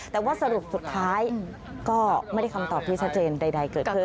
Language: Thai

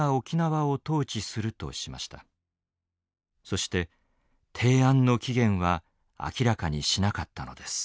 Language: Japanese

